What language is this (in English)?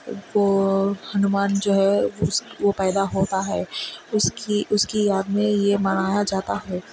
Urdu